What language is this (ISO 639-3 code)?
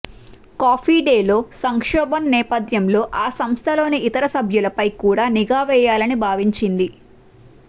tel